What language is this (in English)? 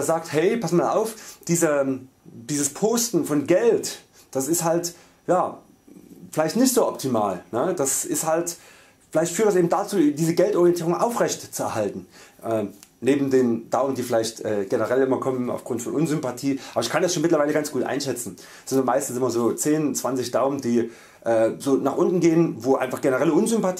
German